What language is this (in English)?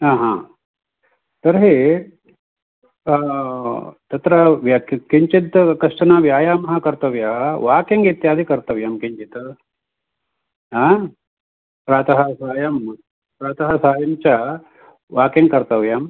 Sanskrit